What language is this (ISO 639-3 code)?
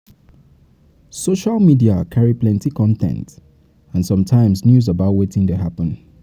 pcm